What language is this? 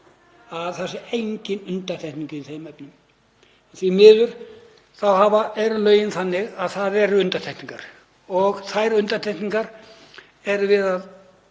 Icelandic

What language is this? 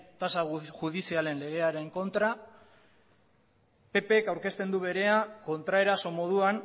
Basque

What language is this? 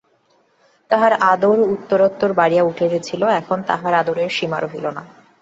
Bangla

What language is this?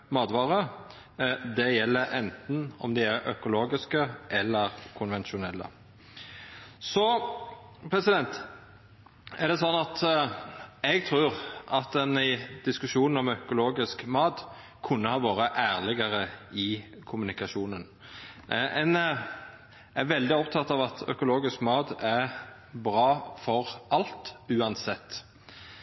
Norwegian Nynorsk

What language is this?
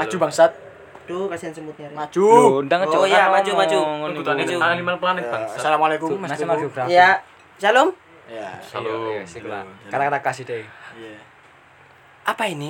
Indonesian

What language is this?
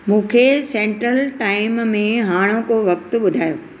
Sindhi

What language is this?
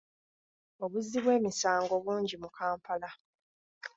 Ganda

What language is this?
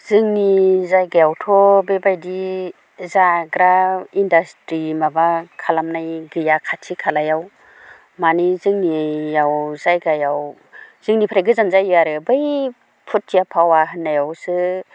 Bodo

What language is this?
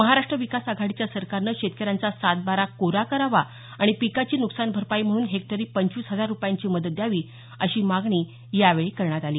Marathi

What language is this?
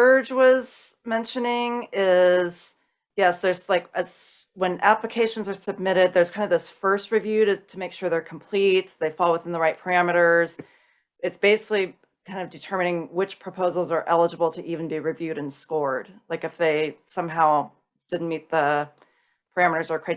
English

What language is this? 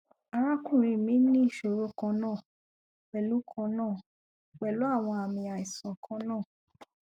Yoruba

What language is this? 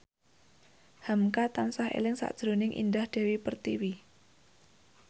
Javanese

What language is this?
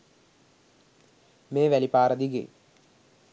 Sinhala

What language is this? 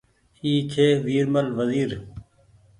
Goaria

